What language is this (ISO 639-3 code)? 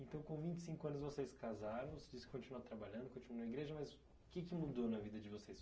por